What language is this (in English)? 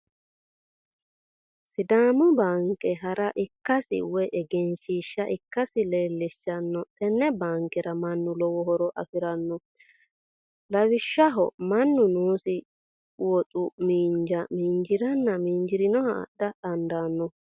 Sidamo